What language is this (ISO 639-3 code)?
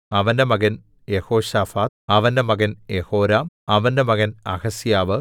mal